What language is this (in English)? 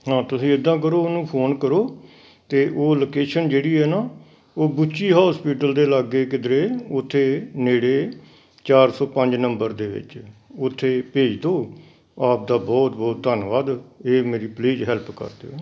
Punjabi